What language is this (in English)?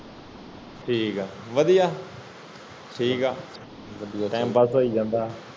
Punjabi